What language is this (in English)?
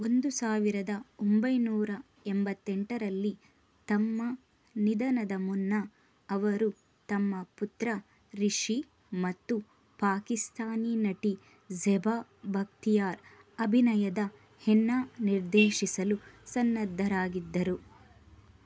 Kannada